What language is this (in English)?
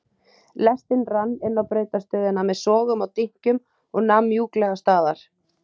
Icelandic